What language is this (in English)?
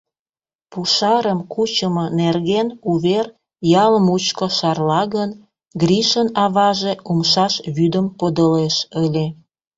Mari